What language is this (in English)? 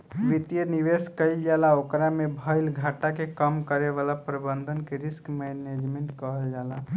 Bhojpuri